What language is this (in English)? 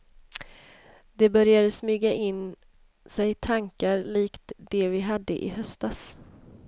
Swedish